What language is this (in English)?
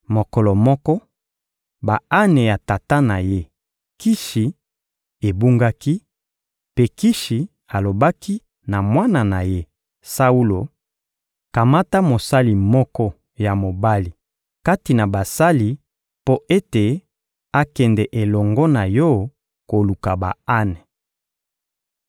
Lingala